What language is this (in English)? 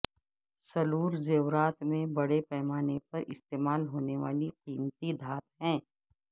Urdu